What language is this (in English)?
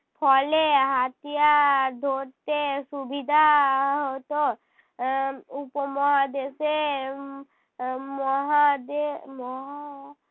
Bangla